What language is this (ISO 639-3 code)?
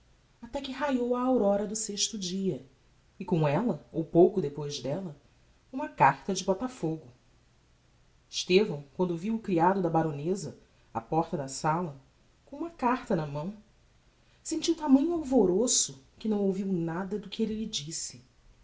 por